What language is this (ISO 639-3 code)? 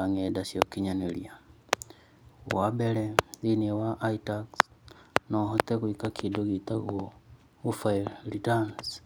kik